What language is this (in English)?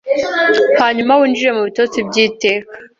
Kinyarwanda